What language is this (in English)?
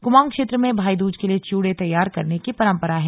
Hindi